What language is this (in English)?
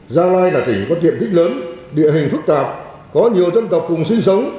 Vietnamese